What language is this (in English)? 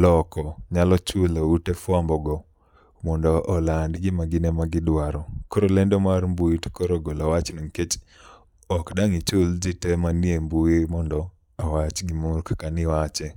Luo (Kenya and Tanzania)